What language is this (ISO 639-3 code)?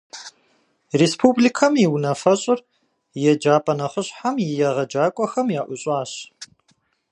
kbd